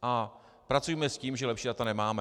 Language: Czech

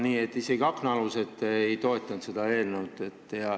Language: Estonian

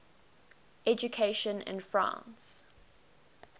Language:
English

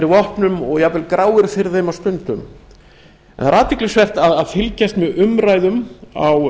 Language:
Icelandic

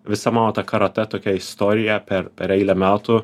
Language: Lithuanian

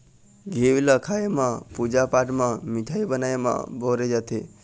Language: Chhattisgarhi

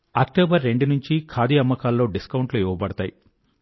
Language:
Telugu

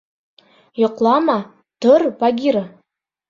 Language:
Bashkir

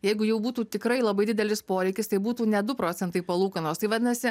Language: Lithuanian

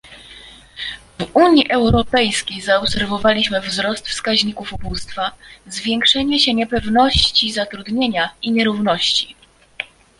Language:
Polish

